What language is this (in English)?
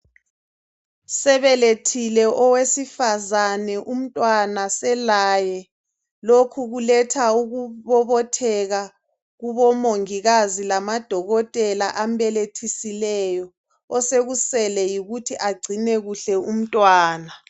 North Ndebele